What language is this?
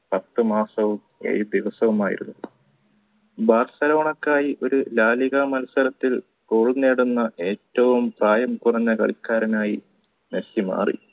Malayalam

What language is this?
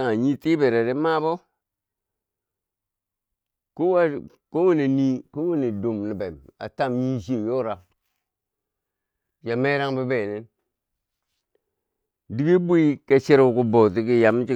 Bangwinji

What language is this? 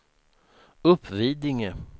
Swedish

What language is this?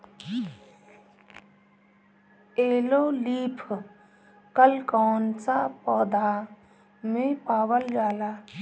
Bhojpuri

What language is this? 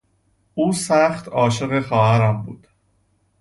Persian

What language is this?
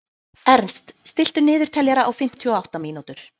Icelandic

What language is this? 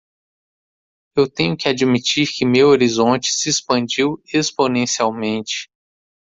Portuguese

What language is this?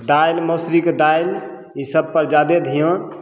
Maithili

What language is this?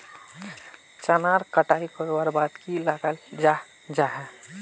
Magahi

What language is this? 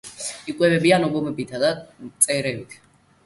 Georgian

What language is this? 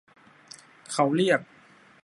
Thai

